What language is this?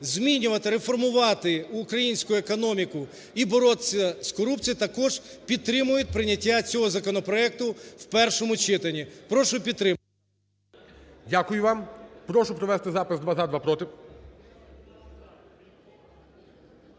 Ukrainian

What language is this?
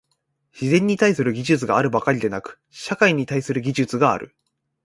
Japanese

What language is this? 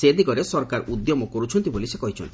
Odia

